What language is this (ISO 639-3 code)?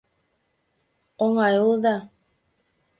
chm